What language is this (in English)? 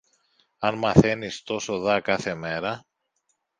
Greek